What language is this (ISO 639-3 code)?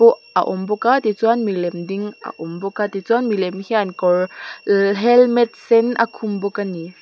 lus